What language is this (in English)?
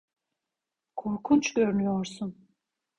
Turkish